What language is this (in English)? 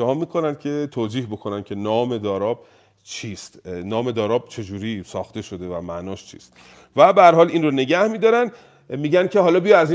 Persian